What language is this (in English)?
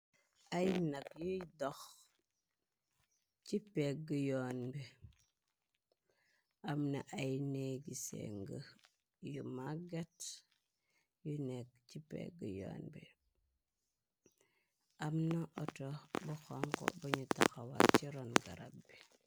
Wolof